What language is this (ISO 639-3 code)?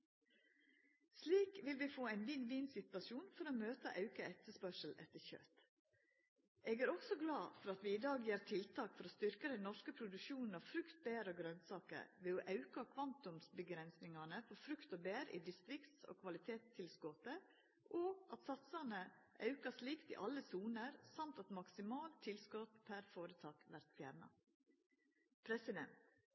nno